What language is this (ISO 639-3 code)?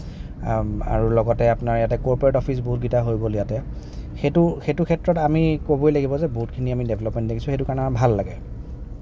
asm